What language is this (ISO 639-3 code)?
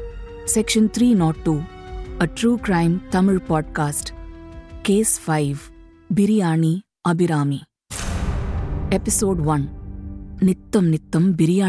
tam